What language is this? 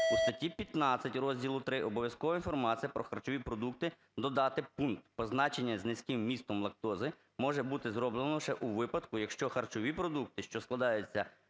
Ukrainian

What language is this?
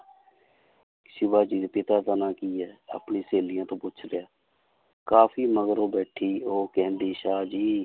Punjabi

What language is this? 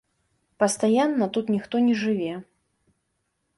Belarusian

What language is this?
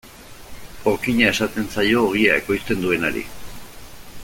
Basque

